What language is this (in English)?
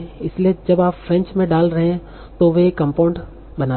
Hindi